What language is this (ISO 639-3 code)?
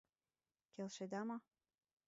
chm